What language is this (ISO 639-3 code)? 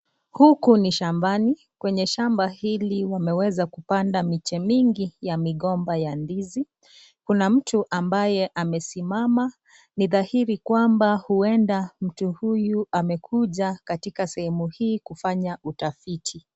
swa